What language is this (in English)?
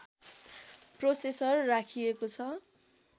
Nepali